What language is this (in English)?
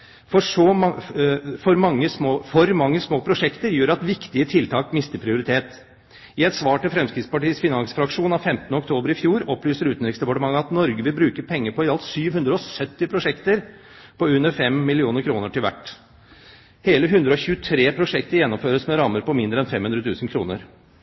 Norwegian Bokmål